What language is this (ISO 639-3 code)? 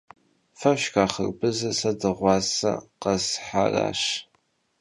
kbd